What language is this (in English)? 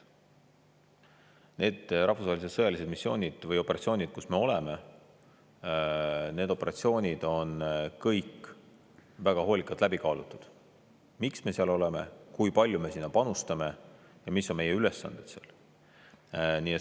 Estonian